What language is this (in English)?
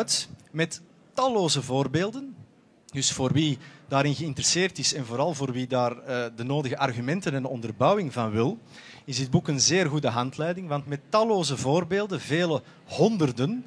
Dutch